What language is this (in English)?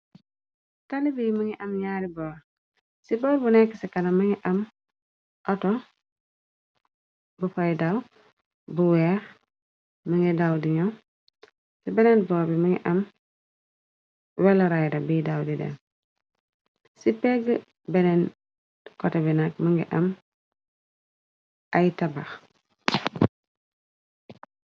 Wolof